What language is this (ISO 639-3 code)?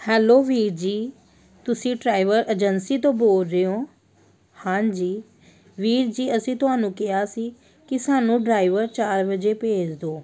pan